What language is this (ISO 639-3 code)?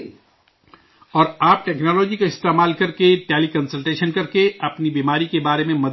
urd